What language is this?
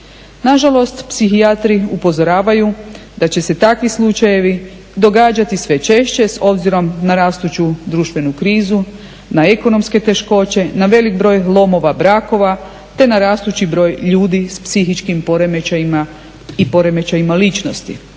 Croatian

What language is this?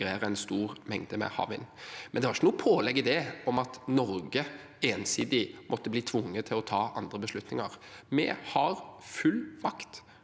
Norwegian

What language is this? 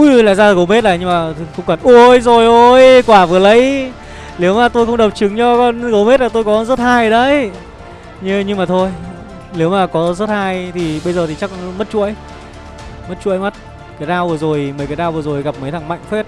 Vietnamese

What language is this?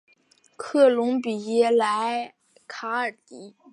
Chinese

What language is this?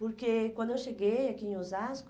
Portuguese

